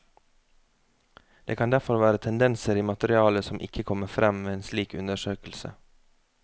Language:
Norwegian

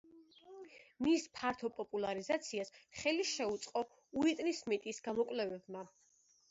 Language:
Georgian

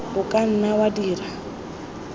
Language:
Tswana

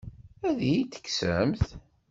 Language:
Kabyle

